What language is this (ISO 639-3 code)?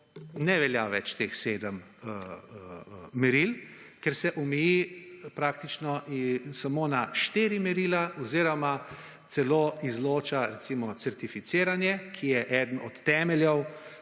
slv